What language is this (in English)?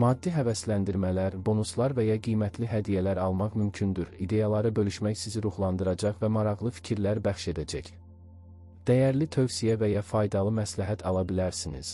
Turkish